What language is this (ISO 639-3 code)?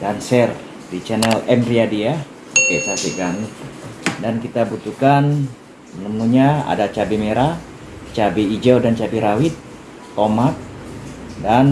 ind